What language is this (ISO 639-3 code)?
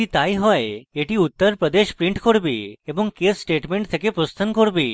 ben